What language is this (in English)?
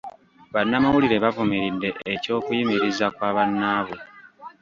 Ganda